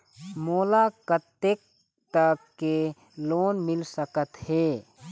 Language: Chhattisgarhi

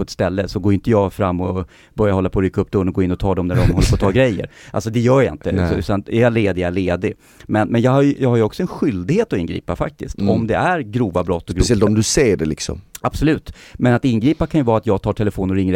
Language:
Swedish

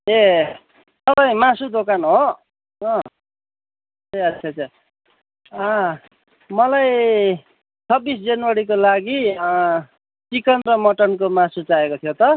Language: Nepali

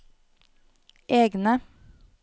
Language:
Norwegian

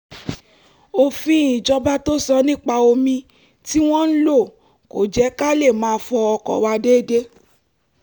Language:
Yoruba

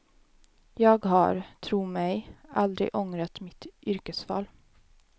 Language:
Swedish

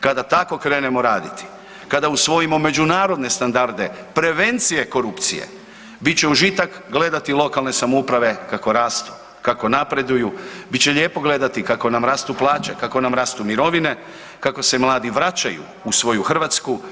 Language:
Croatian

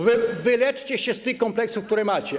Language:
Polish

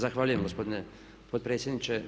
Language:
Croatian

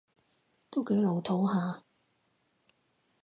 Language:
Cantonese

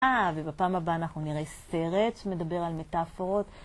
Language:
Hebrew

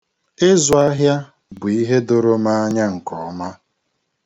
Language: Igbo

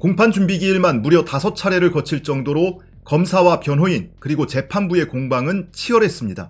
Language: Korean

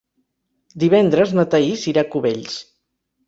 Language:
Catalan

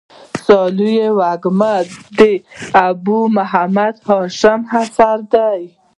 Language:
Pashto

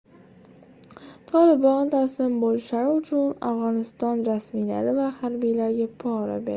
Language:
Uzbek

